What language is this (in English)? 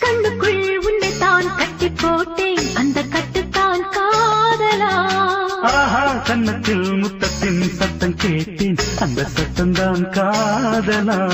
Tamil